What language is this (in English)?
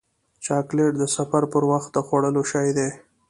Pashto